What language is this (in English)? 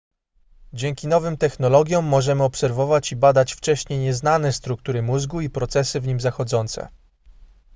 Polish